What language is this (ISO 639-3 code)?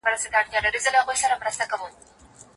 pus